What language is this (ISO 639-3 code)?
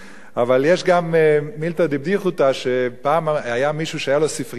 heb